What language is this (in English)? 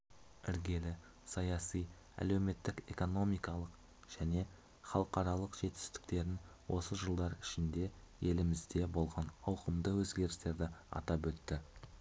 Kazakh